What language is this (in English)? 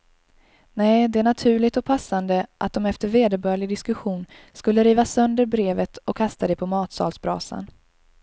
Swedish